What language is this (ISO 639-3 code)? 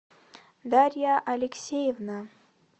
rus